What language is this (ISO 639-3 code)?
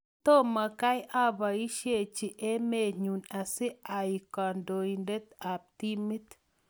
kln